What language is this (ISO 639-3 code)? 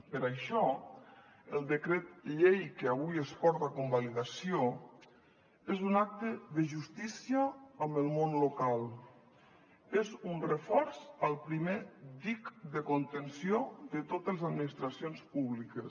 cat